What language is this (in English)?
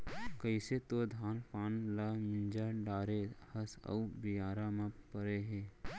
Chhattisgarhi